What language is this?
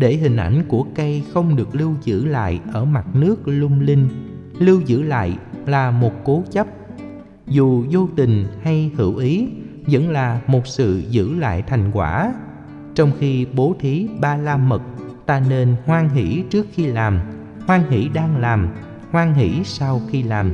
Vietnamese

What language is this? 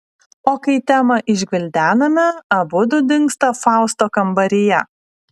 Lithuanian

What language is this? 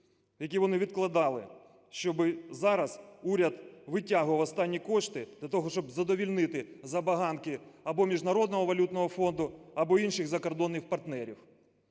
Ukrainian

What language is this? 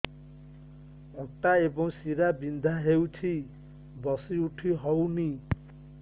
Odia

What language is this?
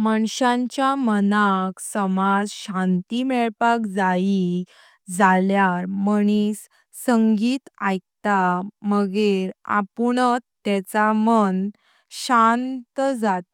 Konkani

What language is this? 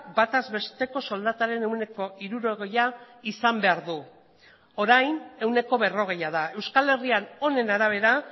Basque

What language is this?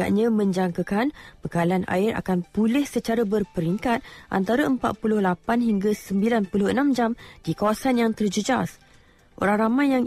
Malay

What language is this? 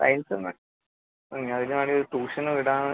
Malayalam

